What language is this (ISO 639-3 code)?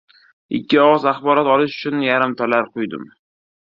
uzb